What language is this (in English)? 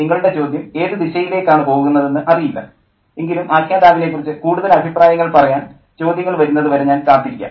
Malayalam